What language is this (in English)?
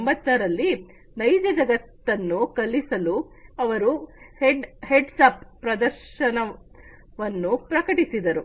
Kannada